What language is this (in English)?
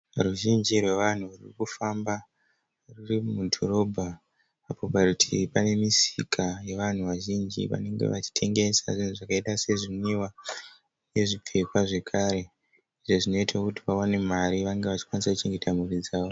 Shona